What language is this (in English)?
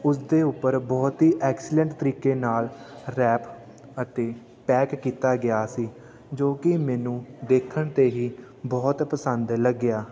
Punjabi